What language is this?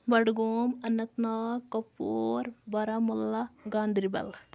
Kashmiri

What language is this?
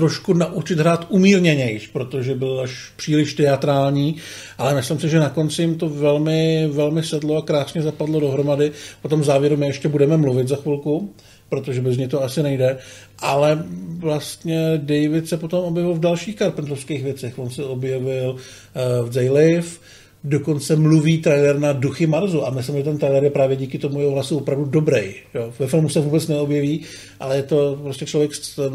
Czech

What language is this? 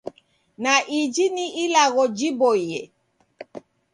Taita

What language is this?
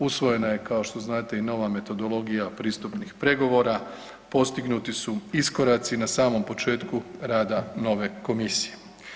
Croatian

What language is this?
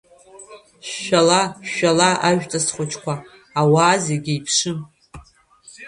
Abkhazian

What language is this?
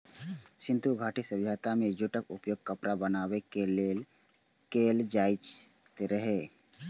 Maithili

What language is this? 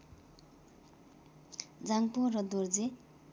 Nepali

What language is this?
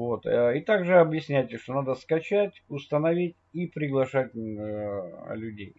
Russian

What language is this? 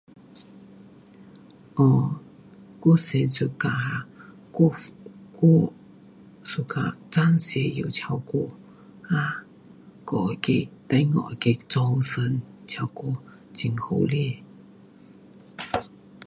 Pu-Xian Chinese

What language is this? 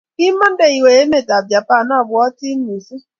Kalenjin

